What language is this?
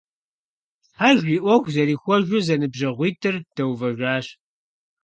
Kabardian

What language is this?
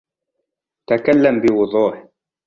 Arabic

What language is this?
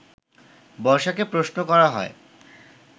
Bangla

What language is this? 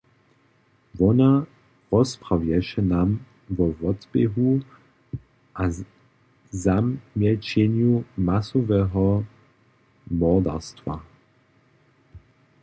Upper Sorbian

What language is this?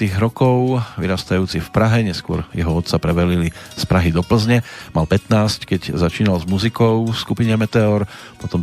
Slovak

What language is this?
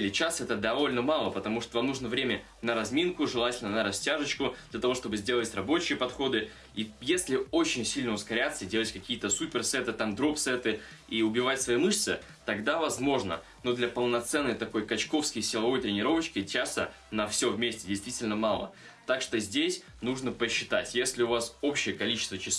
Russian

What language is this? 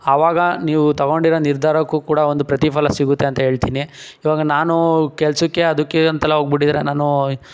Kannada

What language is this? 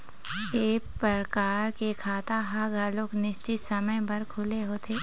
Chhattisgarhi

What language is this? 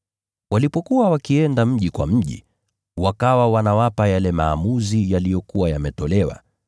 Swahili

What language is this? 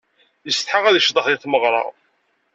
Kabyle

